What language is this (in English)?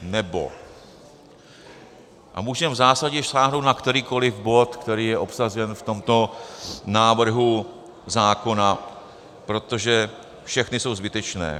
Czech